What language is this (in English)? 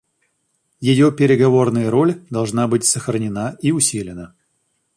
Russian